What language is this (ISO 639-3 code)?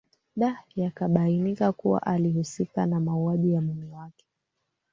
swa